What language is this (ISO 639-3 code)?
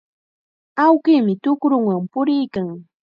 qxa